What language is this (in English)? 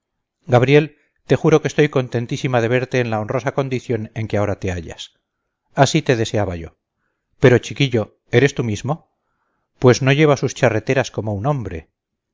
Spanish